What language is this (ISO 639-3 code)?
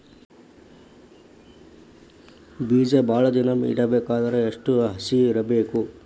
kan